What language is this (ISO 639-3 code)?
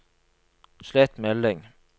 nor